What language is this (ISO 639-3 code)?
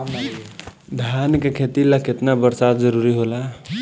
bho